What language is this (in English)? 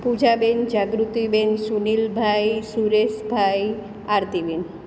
Gujarati